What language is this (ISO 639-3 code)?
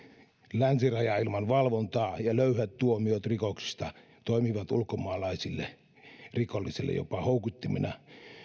fin